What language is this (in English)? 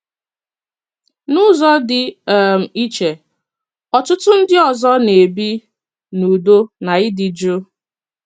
Igbo